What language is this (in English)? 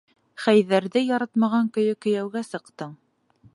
Bashkir